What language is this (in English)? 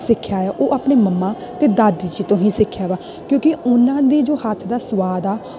Punjabi